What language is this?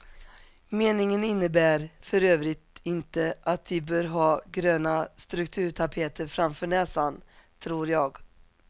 Swedish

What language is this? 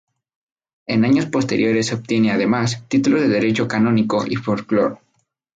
Spanish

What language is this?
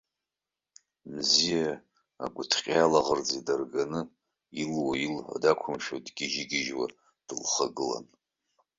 Abkhazian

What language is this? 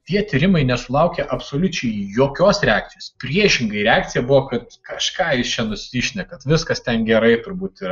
Lithuanian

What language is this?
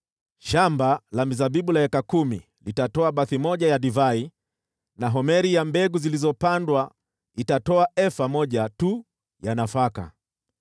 Swahili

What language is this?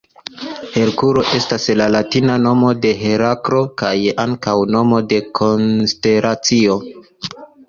Esperanto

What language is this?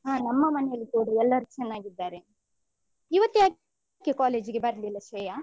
Kannada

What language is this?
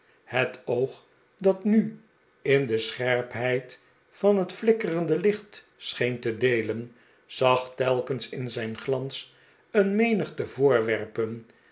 Dutch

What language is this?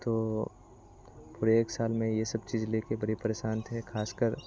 Hindi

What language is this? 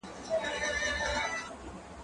Pashto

